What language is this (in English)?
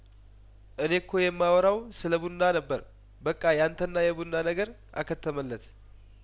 Amharic